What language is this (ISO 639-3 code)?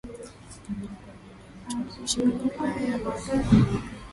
swa